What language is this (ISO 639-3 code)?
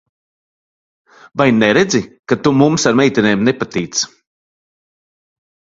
lav